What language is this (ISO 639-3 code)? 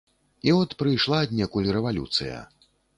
bel